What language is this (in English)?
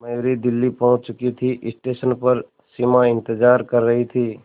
Hindi